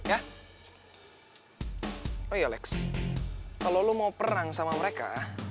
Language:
Indonesian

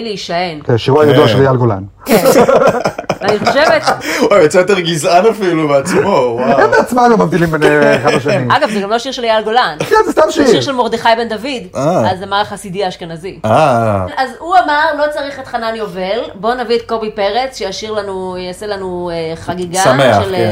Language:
Hebrew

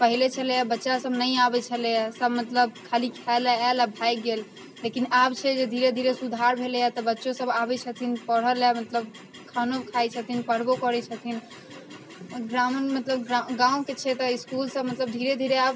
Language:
Maithili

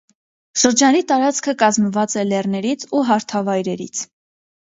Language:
Armenian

